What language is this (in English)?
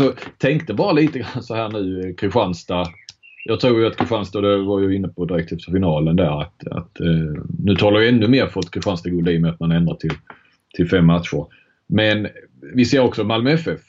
Swedish